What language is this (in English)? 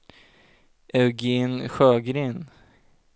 Swedish